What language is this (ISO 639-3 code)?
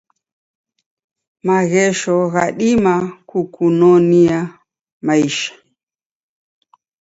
dav